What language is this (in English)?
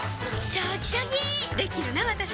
Japanese